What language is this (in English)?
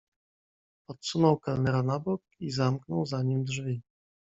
Polish